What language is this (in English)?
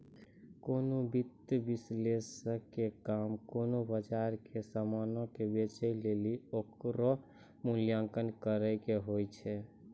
Maithili